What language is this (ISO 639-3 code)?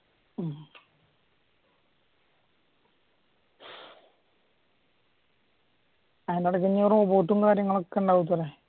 mal